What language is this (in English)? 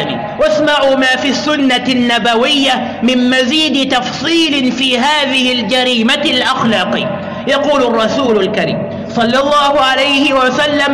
Arabic